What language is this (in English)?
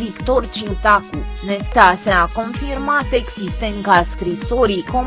Romanian